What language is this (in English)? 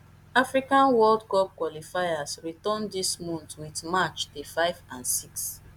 Nigerian Pidgin